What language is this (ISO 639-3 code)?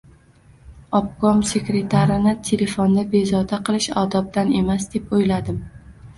uzb